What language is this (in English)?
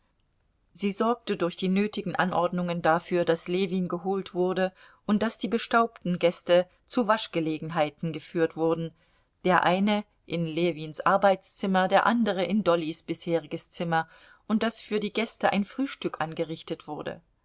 German